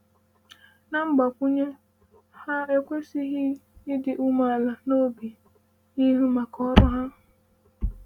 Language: Igbo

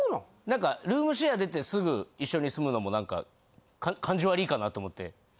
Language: Japanese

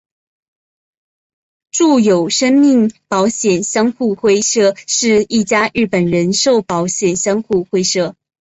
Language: Chinese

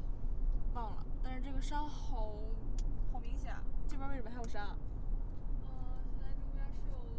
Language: Chinese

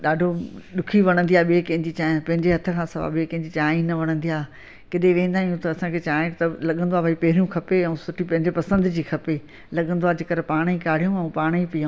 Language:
Sindhi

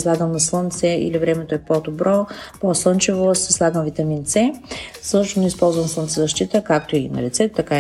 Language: Bulgarian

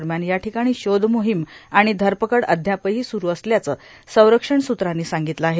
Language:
Marathi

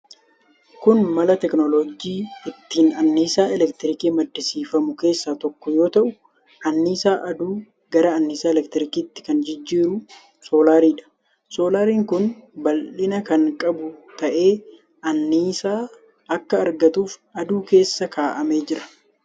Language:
Oromo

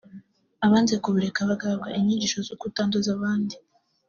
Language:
Kinyarwanda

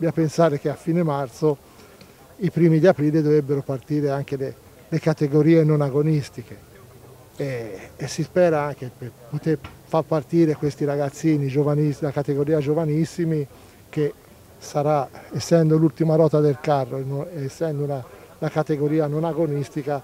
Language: Italian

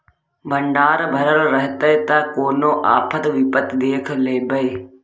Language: Maithili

